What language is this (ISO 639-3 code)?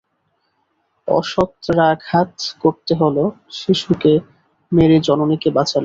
ben